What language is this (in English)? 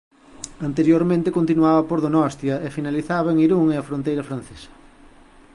Galician